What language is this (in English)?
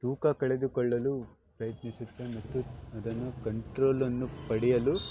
Kannada